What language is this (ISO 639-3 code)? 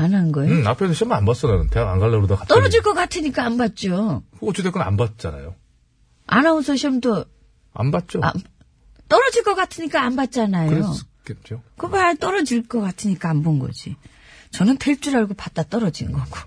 kor